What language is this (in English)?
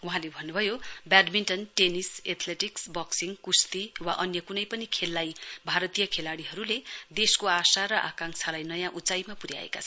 Nepali